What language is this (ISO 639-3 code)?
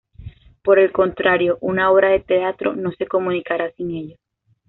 spa